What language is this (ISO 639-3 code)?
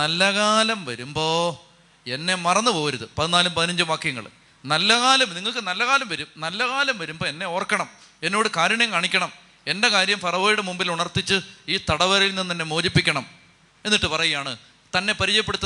mal